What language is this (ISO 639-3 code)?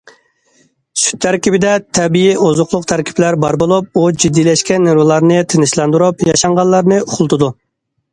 uig